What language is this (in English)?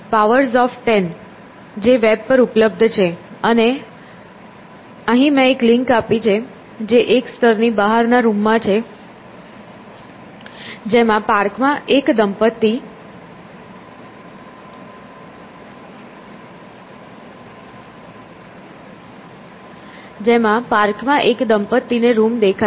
Gujarati